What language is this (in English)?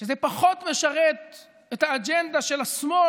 Hebrew